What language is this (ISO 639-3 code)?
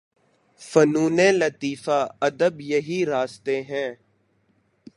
urd